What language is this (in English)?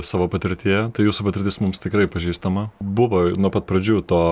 Lithuanian